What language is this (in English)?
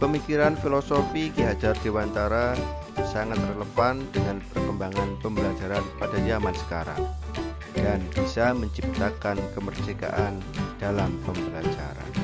Indonesian